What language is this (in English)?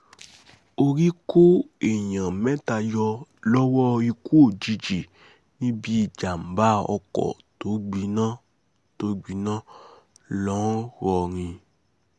Yoruba